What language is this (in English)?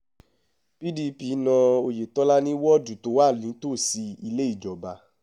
Yoruba